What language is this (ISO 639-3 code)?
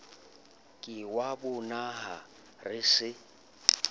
sot